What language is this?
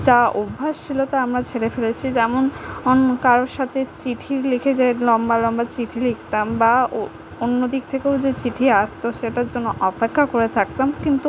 Bangla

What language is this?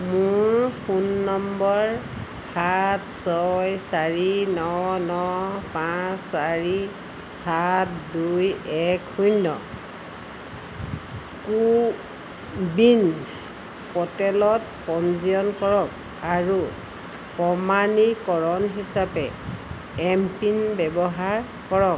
Assamese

